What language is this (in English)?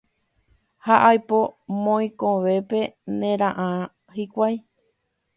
Guarani